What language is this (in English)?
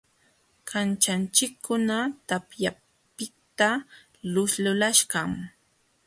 Jauja Wanca Quechua